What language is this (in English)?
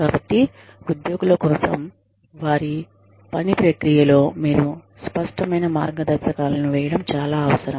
Telugu